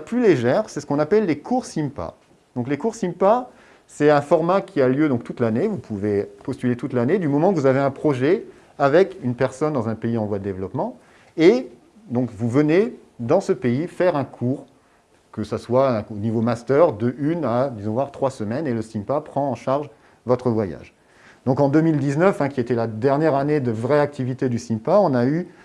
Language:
French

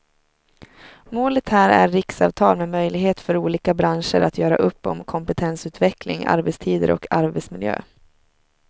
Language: Swedish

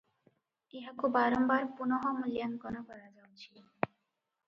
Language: Odia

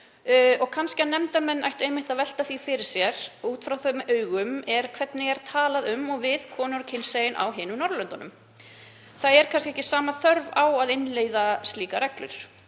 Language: Icelandic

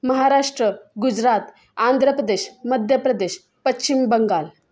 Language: Marathi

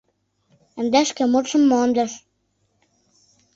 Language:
Mari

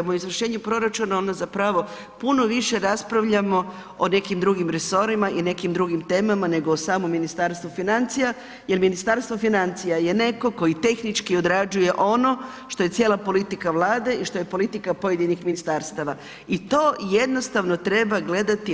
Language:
Croatian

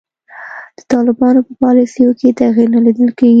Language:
Pashto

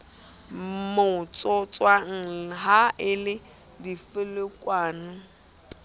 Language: Southern Sotho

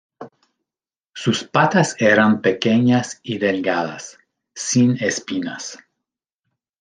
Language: Spanish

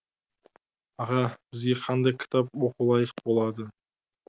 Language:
Kazakh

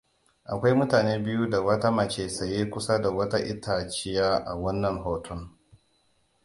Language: Hausa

